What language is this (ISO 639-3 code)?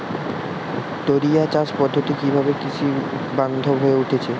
ben